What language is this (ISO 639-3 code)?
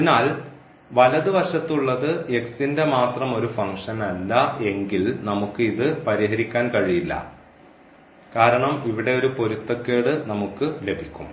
mal